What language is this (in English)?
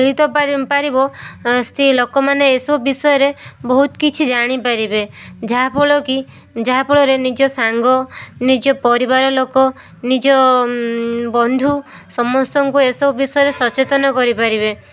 Odia